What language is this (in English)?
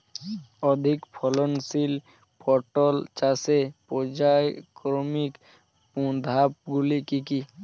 Bangla